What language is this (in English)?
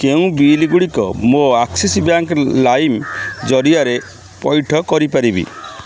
Odia